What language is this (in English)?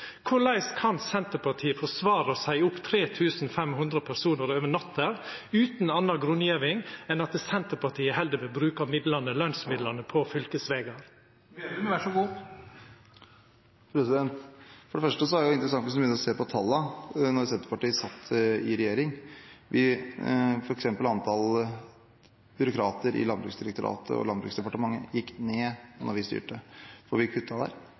Norwegian